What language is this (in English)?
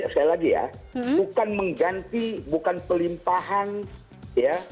Indonesian